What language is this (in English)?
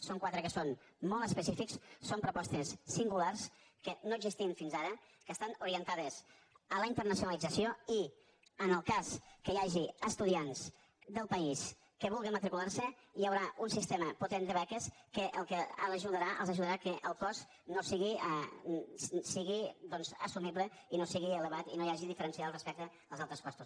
Catalan